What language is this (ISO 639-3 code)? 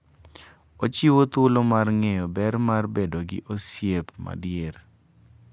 luo